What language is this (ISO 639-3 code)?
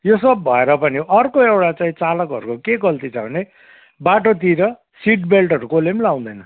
nep